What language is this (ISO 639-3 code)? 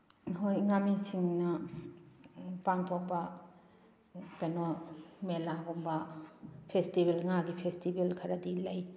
mni